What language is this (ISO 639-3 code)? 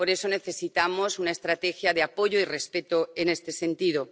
spa